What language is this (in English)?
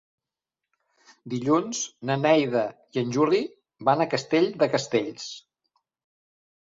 Catalan